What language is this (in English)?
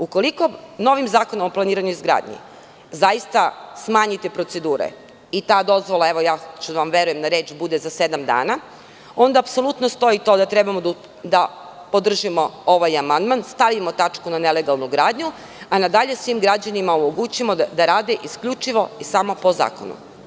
Serbian